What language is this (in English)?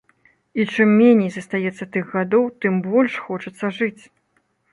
Belarusian